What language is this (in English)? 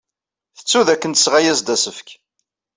Kabyle